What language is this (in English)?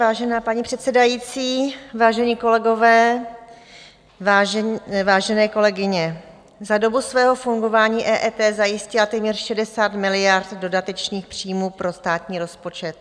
Czech